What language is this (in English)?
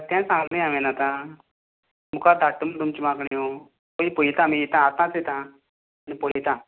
Konkani